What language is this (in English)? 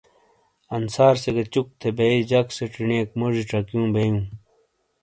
Shina